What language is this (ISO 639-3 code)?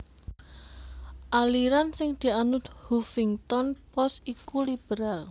jav